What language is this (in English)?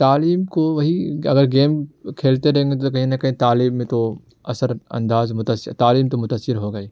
Urdu